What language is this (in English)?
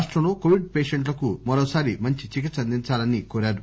Telugu